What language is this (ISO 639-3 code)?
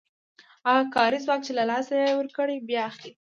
pus